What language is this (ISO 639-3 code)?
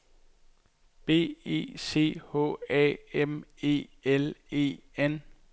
dan